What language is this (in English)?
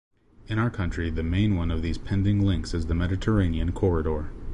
English